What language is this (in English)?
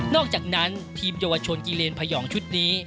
Thai